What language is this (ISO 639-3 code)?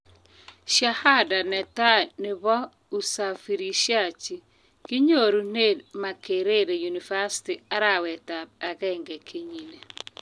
kln